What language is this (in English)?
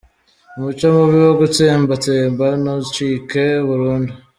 Kinyarwanda